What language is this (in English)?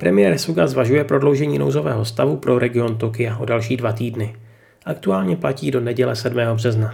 Czech